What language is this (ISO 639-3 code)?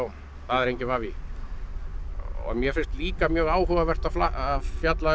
isl